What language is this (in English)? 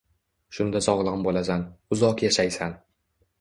Uzbek